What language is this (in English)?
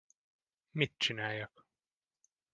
Hungarian